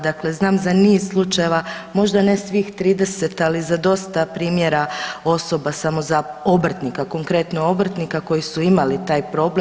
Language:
Croatian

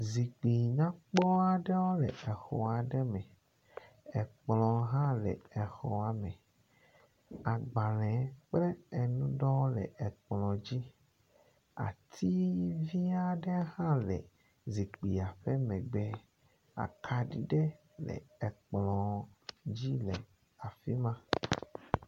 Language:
Ewe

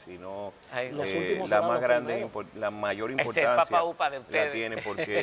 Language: Spanish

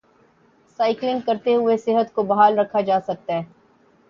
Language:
Urdu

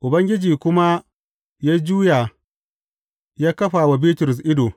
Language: Hausa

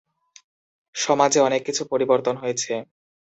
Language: Bangla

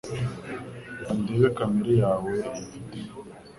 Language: Kinyarwanda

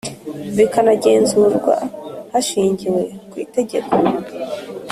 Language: Kinyarwanda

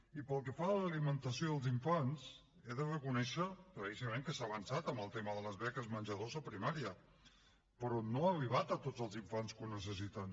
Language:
Catalan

